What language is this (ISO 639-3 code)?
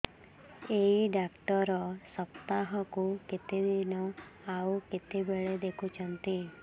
ori